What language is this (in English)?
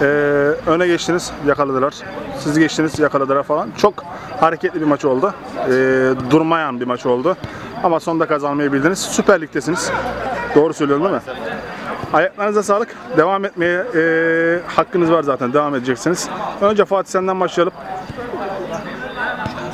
Turkish